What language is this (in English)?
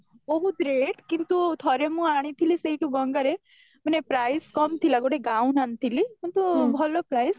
Odia